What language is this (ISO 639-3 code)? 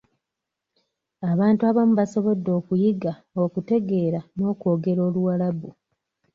lug